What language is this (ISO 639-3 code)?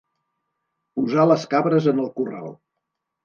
cat